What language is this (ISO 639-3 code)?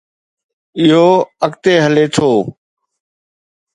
snd